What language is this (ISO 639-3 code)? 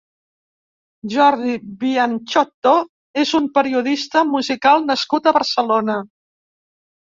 cat